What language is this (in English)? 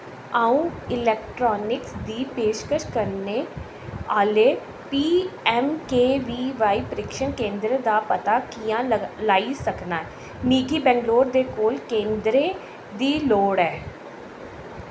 Dogri